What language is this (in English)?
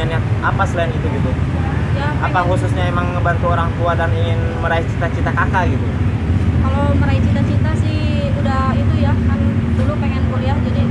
Indonesian